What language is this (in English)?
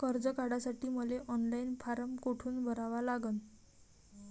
Marathi